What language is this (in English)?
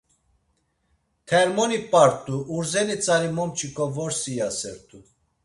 Laz